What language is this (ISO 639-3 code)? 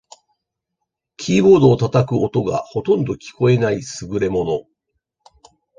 jpn